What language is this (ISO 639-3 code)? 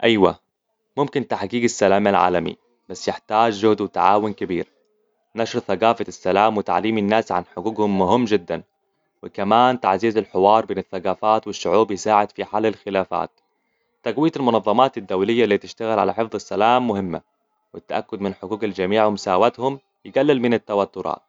acw